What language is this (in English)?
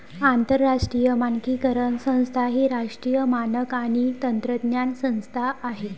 Marathi